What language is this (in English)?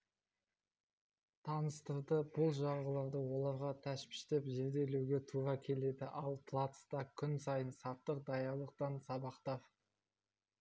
Kazakh